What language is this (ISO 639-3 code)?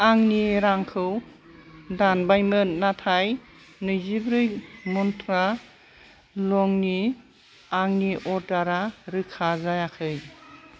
brx